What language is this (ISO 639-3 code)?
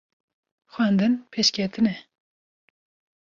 kur